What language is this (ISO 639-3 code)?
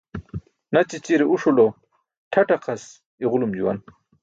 bsk